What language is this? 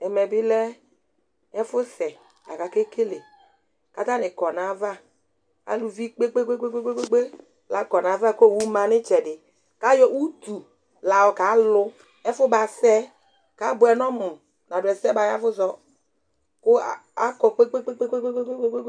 Ikposo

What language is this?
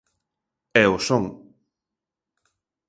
Galician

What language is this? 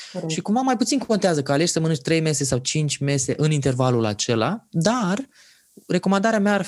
Romanian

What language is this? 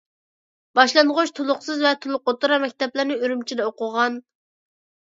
Uyghur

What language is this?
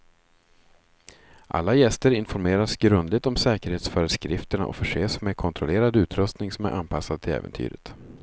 Swedish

